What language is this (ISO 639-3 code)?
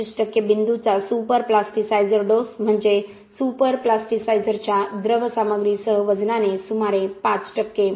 mar